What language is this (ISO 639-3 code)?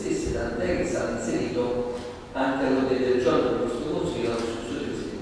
ita